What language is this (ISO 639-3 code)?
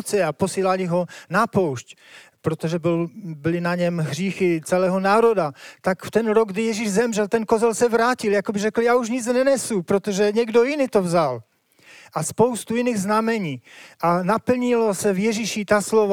ces